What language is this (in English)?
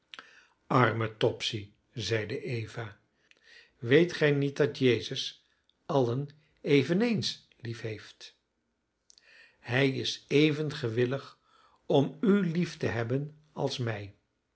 Dutch